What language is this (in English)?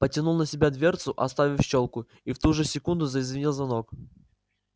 Russian